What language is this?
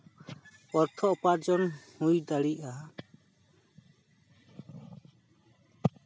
Santali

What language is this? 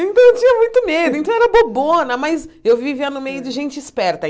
Portuguese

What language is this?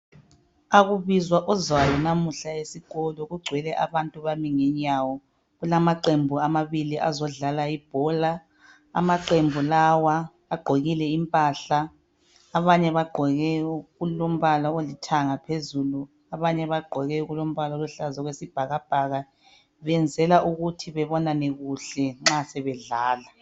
North Ndebele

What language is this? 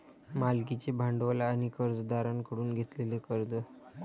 Marathi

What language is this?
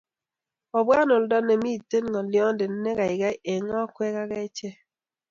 Kalenjin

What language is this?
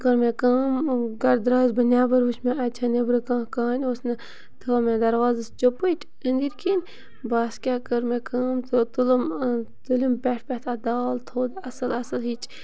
Kashmiri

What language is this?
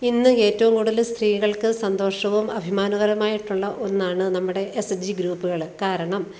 Malayalam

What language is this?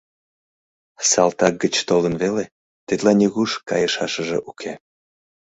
Mari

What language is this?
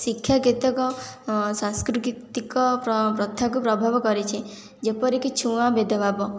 Odia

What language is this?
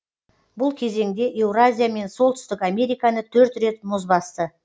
Kazakh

